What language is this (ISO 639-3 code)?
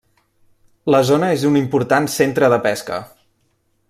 cat